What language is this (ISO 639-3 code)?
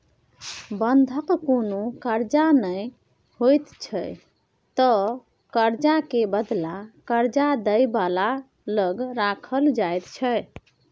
mai